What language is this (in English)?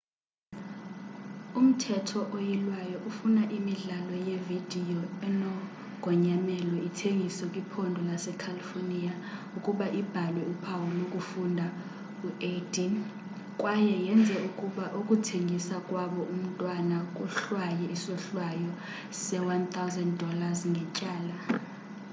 Xhosa